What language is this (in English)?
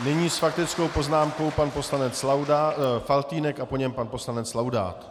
Czech